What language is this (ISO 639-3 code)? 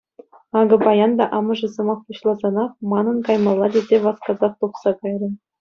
chv